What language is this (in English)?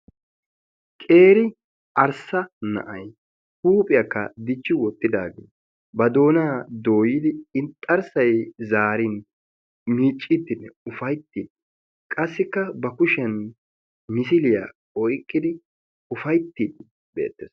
Wolaytta